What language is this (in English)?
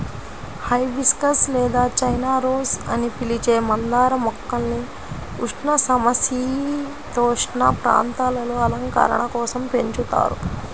Telugu